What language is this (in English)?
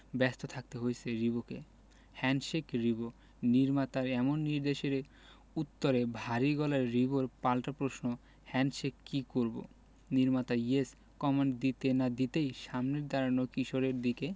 Bangla